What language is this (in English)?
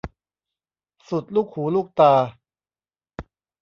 Thai